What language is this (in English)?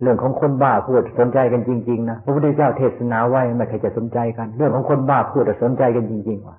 Thai